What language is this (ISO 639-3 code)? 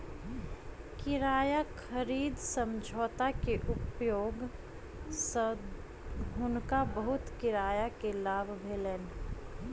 mai